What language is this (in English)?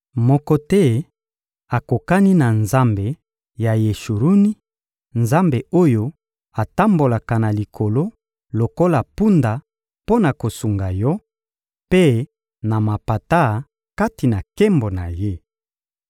Lingala